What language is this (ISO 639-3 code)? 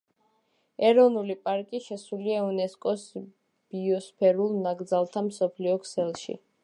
kat